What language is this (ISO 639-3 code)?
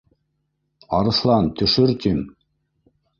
bak